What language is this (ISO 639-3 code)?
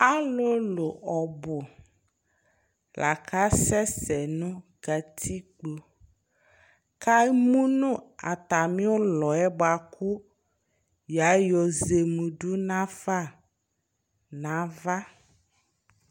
kpo